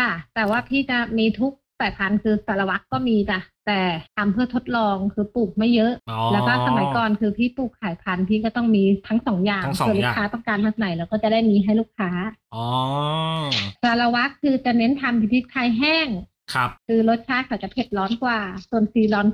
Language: Thai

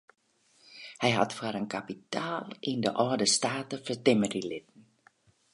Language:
Western Frisian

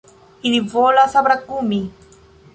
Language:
Esperanto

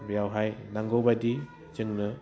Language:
Bodo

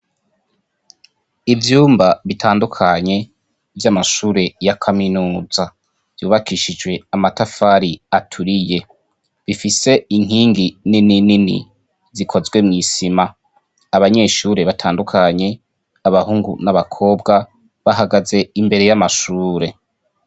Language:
Rundi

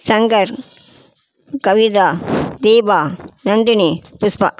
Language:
Tamil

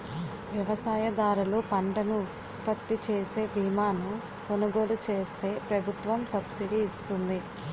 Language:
Telugu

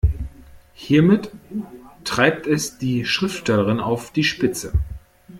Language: German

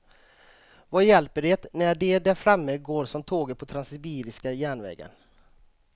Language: Swedish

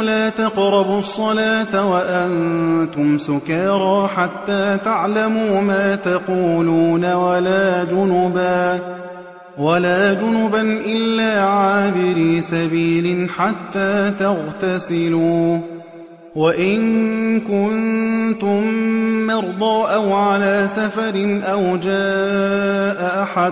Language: Arabic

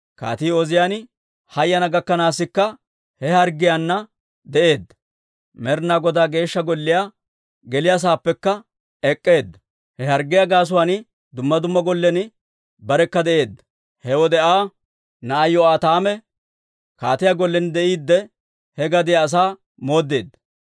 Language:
Dawro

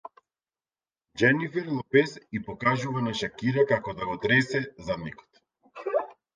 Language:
Macedonian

